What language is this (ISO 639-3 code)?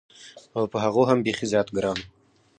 pus